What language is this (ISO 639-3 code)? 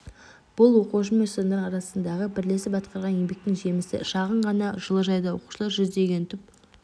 kaz